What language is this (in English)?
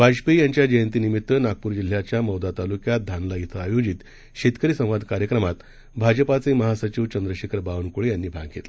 Marathi